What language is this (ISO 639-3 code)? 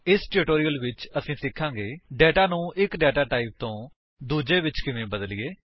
pan